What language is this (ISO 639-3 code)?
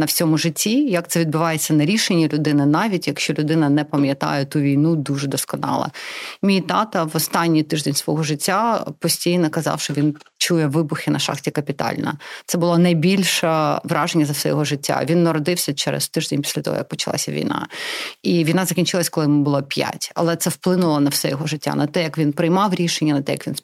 ukr